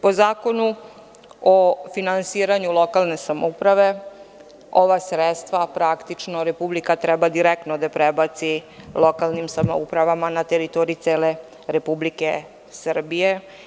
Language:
Serbian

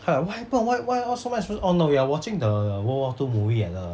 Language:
English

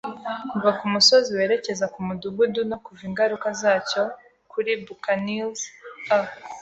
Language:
Kinyarwanda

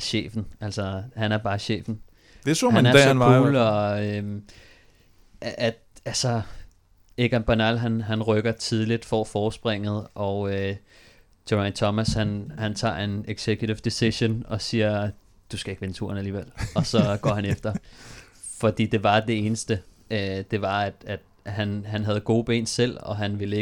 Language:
Danish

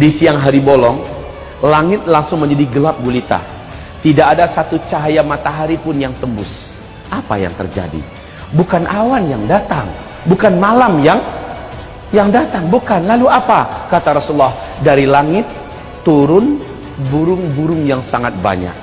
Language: Indonesian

